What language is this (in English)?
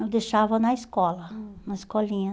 Portuguese